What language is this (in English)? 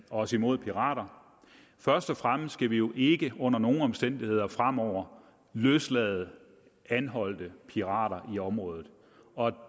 Danish